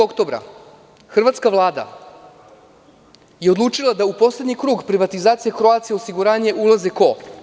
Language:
Serbian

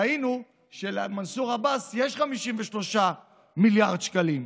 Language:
Hebrew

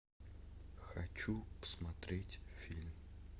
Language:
Russian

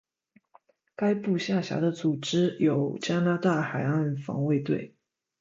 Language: Chinese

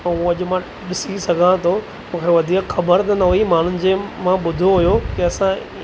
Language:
Sindhi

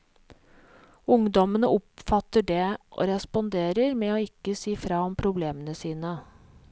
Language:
Norwegian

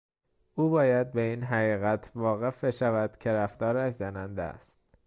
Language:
Persian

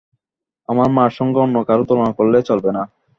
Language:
Bangla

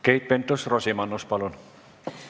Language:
Estonian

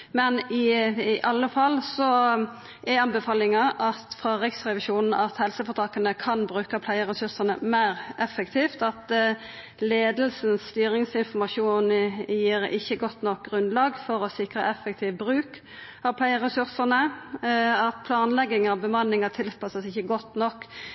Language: Norwegian Nynorsk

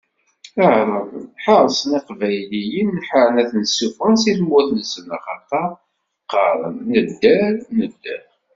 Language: Kabyle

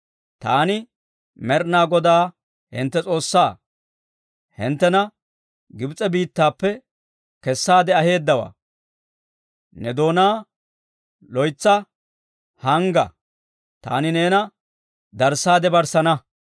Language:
Dawro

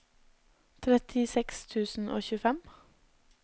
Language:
Norwegian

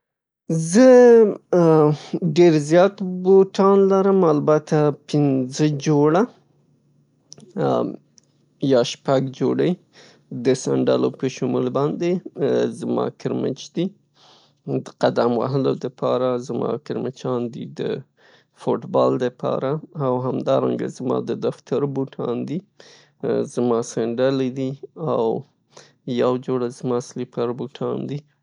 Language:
Pashto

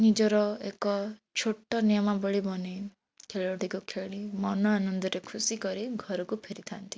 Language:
Odia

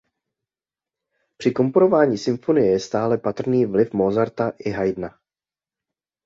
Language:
Czech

